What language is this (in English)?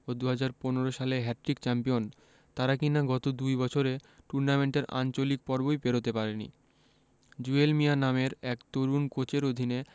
Bangla